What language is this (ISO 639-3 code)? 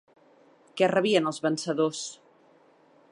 cat